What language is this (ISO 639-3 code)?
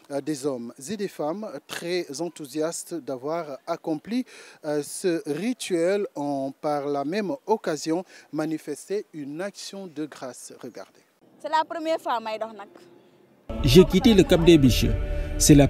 fra